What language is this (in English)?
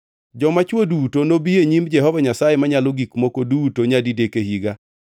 Luo (Kenya and Tanzania)